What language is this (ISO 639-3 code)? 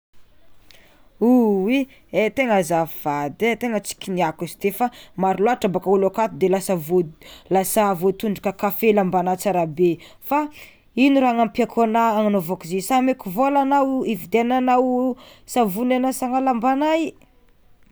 xmw